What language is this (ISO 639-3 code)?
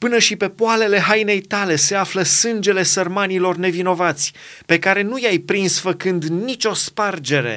ron